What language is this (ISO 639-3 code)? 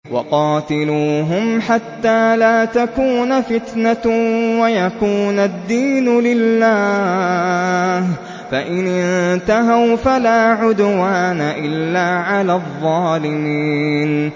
ara